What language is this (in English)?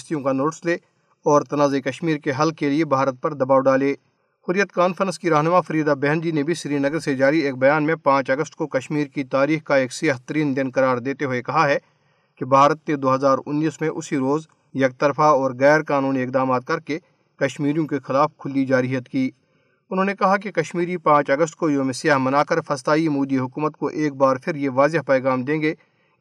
Urdu